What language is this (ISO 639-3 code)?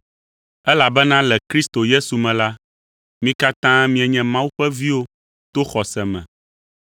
ewe